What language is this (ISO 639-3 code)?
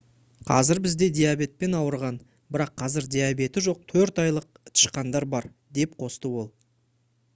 kaz